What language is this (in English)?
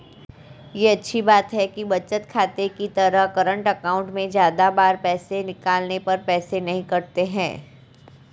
Hindi